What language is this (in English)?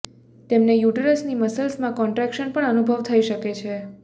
Gujarati